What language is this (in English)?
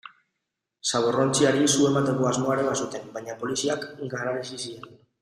Basque